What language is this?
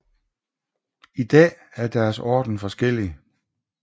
Danish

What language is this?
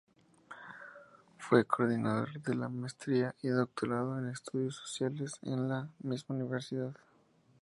Spanish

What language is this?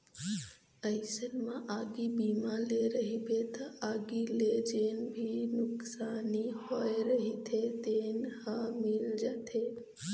Chhattisgarhi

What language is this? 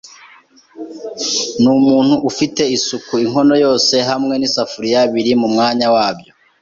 Kinyarwanda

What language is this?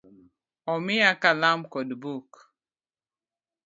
Luo (Kenya and Tanzania)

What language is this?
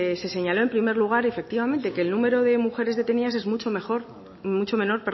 Spanish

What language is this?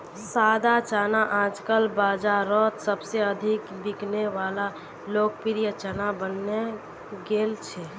Magahi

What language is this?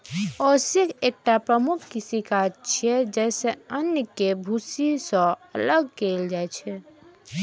Maithili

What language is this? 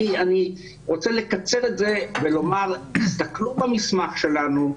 Hebrew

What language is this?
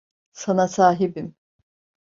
Turkish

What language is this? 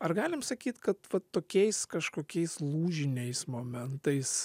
Lithuanian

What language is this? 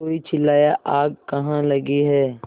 Hindi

